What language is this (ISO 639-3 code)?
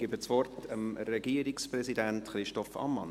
gsw